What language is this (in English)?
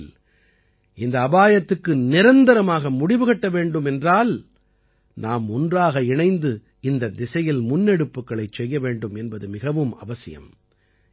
Tamil